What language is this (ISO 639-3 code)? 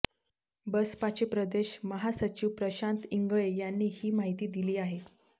mar